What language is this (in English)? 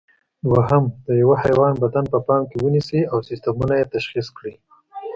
Pashto